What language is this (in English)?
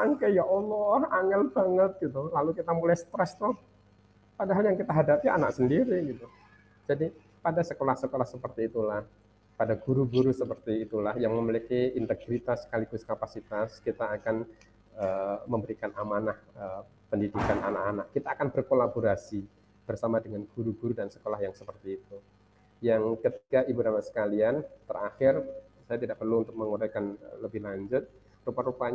Indonesian